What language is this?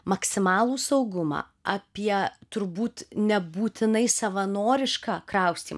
Lithuanian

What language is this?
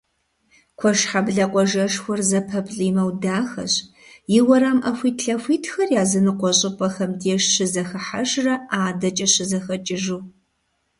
Kabardian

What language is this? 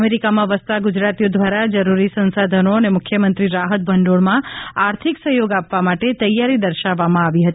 Gujarati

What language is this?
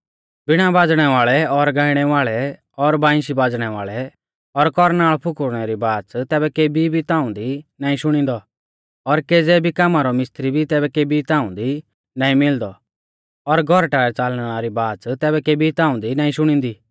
Mahasu Pahari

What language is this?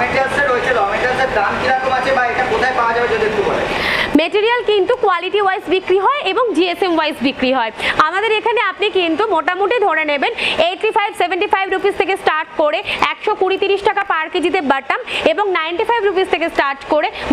Hindi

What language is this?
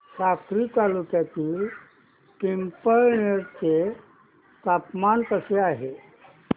Marathi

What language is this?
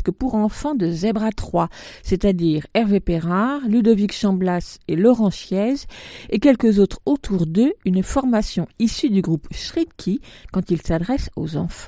French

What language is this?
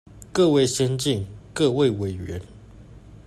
Chinese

